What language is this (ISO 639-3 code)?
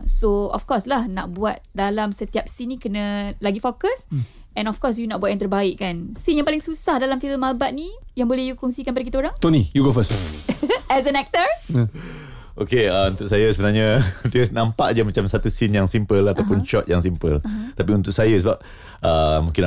msa